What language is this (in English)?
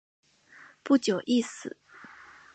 Chinese